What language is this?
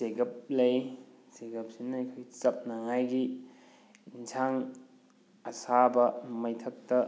Manipuri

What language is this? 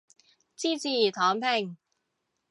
Cantonese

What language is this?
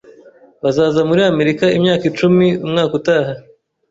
Kinyarwanda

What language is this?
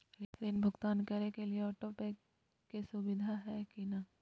Magahi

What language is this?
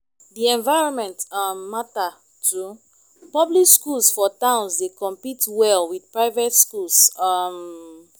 Nigerian Pidgin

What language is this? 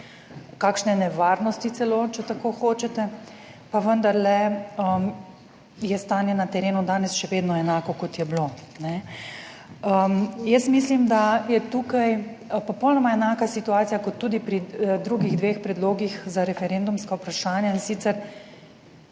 Slovenian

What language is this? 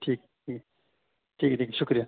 Urdu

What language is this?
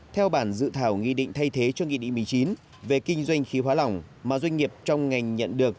Vietnamese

